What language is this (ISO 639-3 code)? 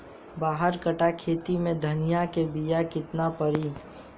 bho